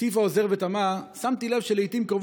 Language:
Hebrew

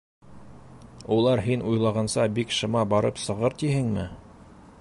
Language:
Bashkir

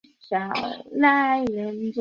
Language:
Chinese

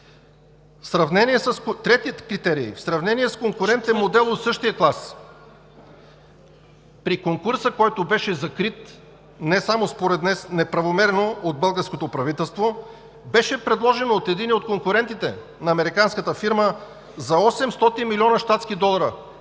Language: Bulgarian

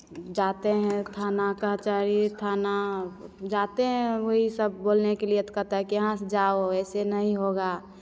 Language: Hindi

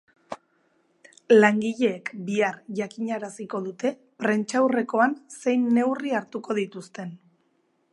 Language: Basque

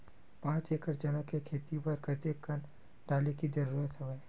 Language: Chhattisgarhi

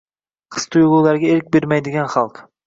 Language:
Uzbek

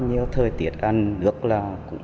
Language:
Vietnamese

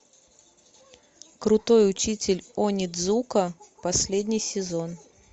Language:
Russian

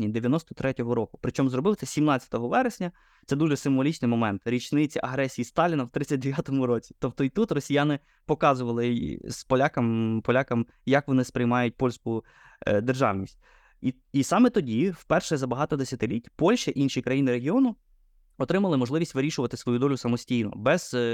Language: Ukrainian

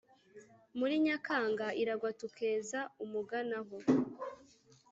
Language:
Kinyarwanda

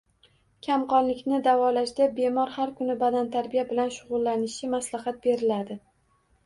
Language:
Uzbek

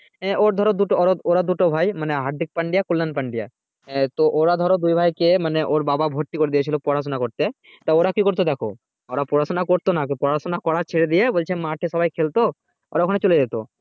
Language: Bangla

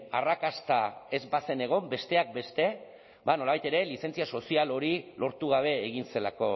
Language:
Basque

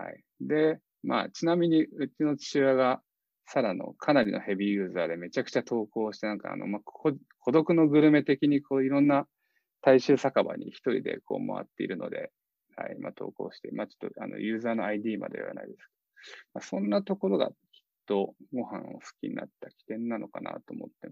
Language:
Japanese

